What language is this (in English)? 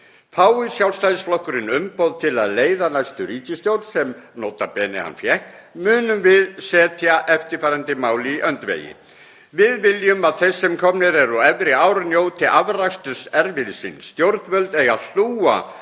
Icelandic